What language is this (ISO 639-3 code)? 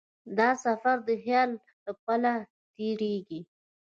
pus